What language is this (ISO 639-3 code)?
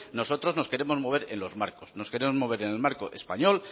spa